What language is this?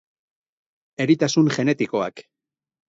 Basque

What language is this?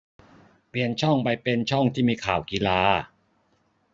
Thai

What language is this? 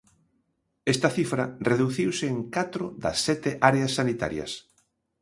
Galician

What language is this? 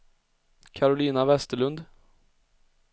Swedish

